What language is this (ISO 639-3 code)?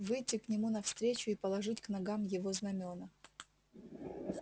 rus